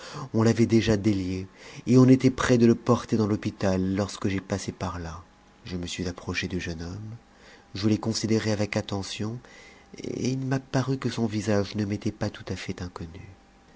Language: French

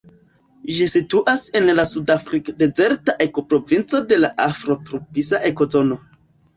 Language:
Esperanto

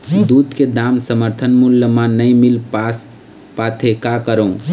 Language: Chhattisgarhi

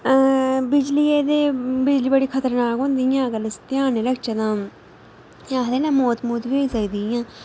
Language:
Dogri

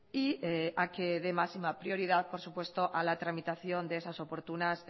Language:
Spanish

